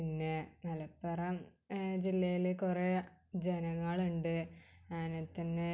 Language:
Malayalam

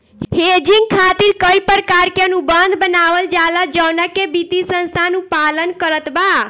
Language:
Bhojpuri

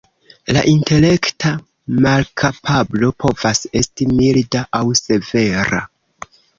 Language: Esperanto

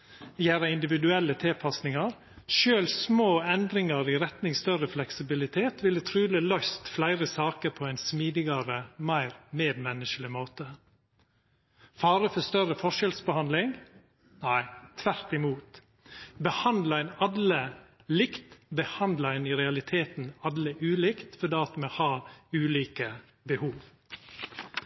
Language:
Norwegian Nynorsk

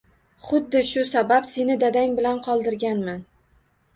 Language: Uzbek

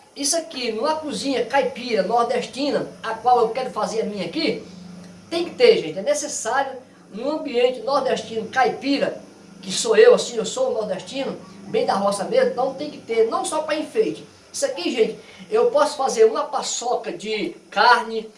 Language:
Portuguese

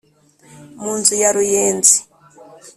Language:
Kinyarwanda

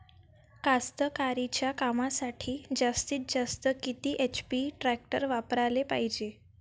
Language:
Marathi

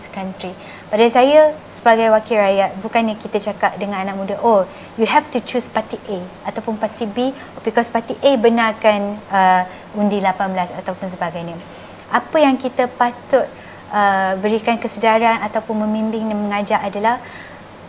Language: Malay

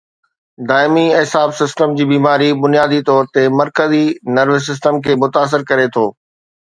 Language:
Sindhi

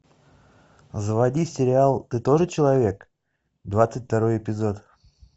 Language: Russian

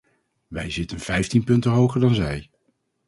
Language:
Dutch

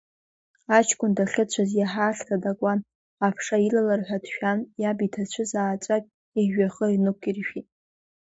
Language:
Abkhazian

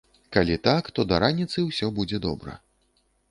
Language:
Belarusian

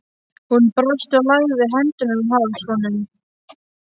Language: Icelandic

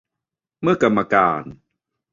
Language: Thai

